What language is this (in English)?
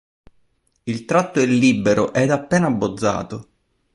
Italian